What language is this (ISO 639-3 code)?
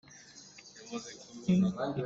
cnh